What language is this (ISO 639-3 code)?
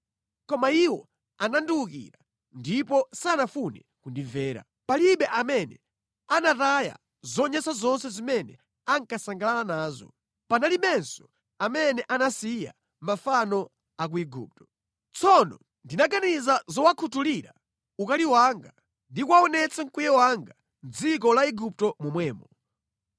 nya